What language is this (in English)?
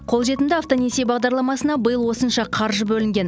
Kazakh